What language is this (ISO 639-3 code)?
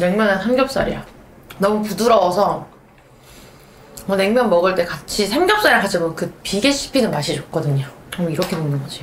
kor